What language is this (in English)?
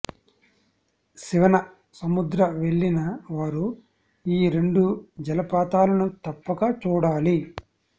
Telugu